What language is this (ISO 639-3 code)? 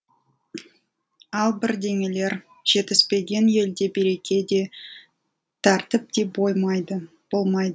kaz